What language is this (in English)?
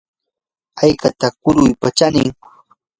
Yanahuanca Pasco Quechua